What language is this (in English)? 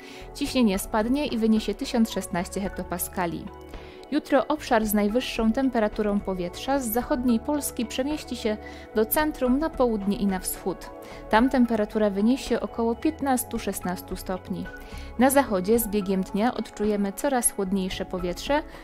Polish